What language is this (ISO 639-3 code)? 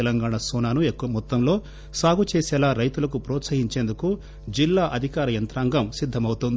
tel